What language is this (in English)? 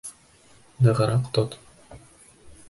Bashkir